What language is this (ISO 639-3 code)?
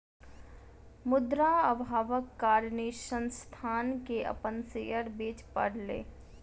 mai